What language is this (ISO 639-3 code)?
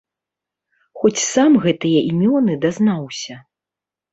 bel